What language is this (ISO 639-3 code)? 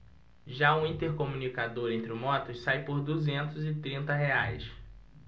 por